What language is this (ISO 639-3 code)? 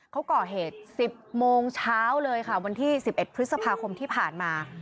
tha